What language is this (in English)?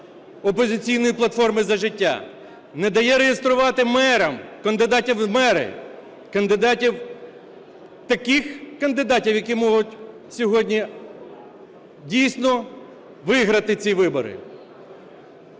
Ukrainian